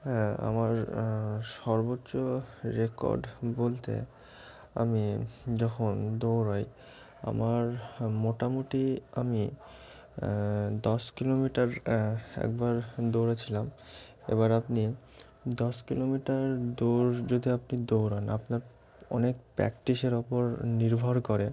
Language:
Bangla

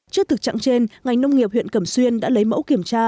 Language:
Vietnamese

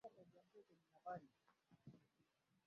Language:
Swahili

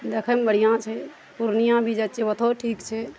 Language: Maithili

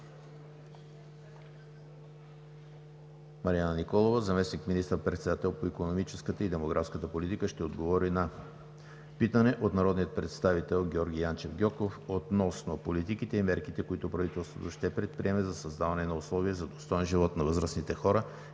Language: Bulgarian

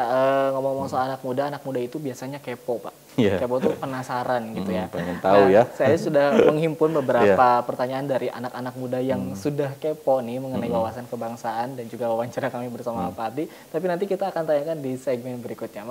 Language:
Indonesian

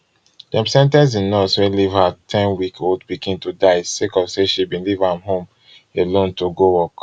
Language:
Nigerian Pidgin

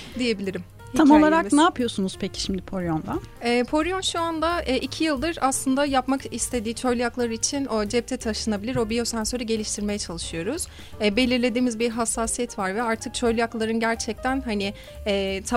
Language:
Turkish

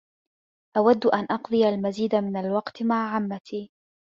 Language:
Arabic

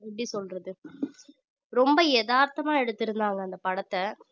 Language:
Tamil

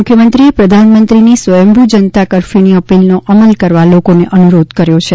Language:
Gujarati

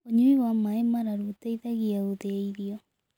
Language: Kikuyu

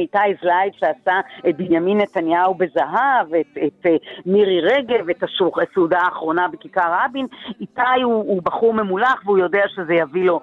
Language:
Hebrew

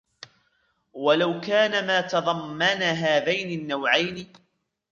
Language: Arabic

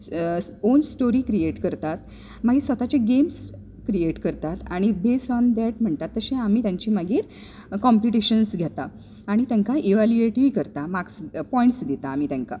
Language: Konkani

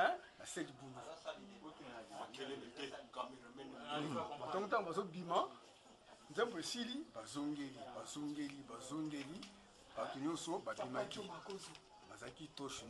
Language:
French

